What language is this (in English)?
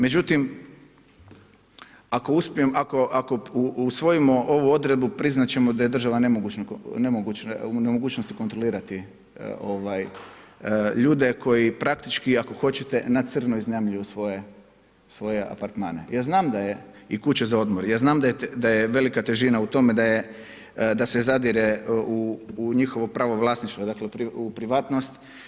Croatian